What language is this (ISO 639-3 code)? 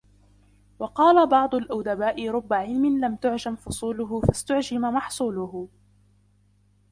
ara